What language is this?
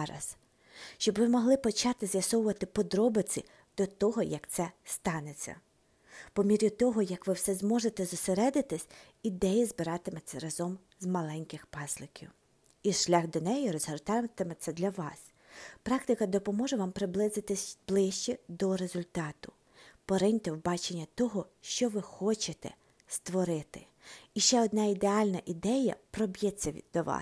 Ukrainian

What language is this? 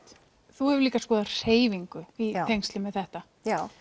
Icelandic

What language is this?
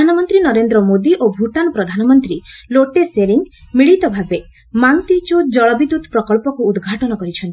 Odia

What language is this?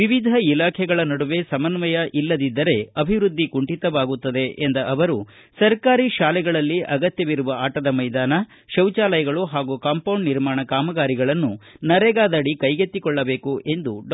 Kannada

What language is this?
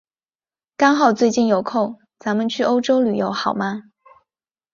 Chinese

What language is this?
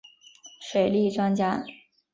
Chinese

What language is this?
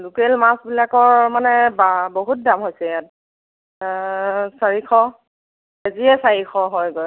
Assamese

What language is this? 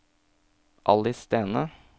Norwegian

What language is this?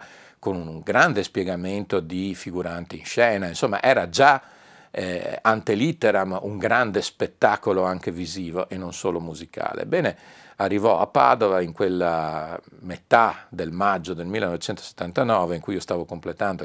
Italian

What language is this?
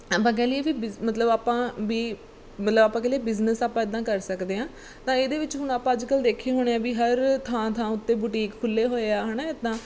Punjabi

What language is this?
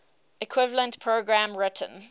English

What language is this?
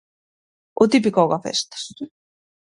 Galician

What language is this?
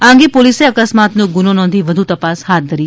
Gujarati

